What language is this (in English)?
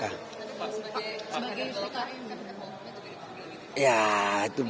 Indonesian